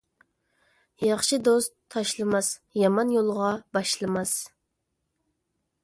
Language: Uyghur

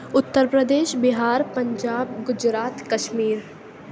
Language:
Urdu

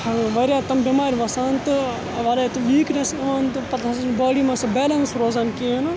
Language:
Kashmiri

